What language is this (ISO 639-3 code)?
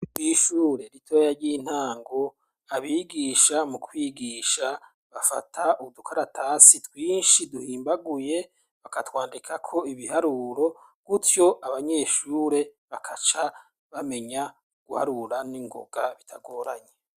run